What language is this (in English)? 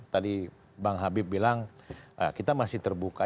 Indonesian